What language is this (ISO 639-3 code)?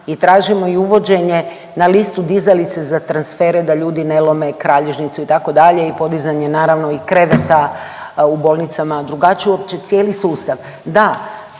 hrv